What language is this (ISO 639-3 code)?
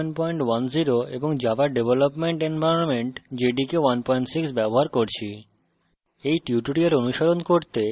ben